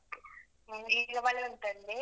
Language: Kannada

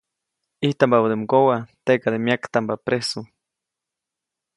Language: Copainalá Zoque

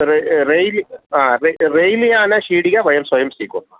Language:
Sanskrit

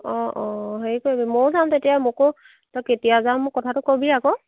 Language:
Assamese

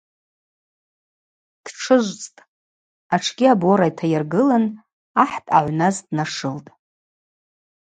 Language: Abaza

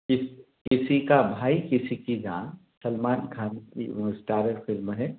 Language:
Hindi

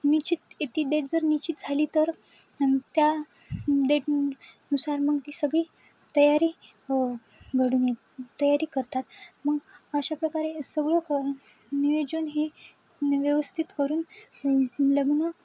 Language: Marathi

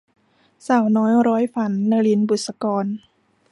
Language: Thai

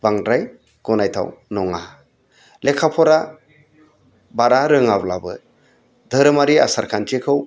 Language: Bodo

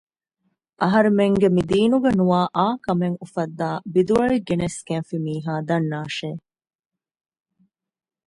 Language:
Divehi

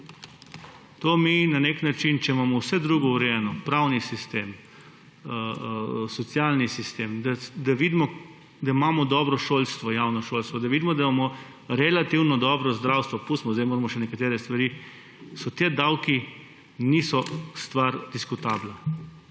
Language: Slovenian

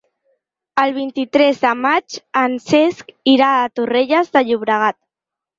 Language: Catalan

